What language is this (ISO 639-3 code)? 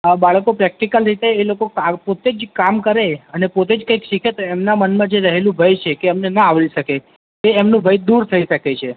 guj